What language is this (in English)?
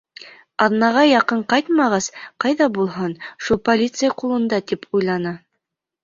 Bashkir